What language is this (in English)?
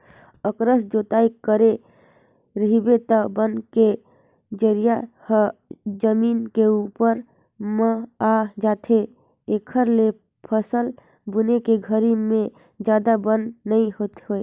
Chhattisgarhi